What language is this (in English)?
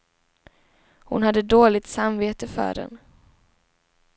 Swedish